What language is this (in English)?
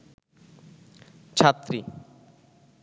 Bangla